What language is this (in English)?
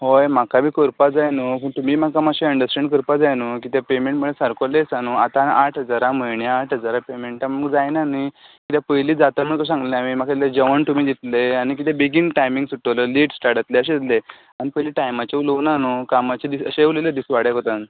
Konkani